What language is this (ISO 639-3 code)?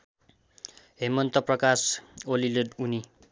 nep